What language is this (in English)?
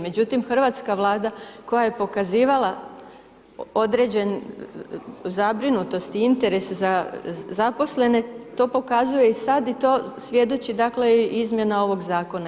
Croatian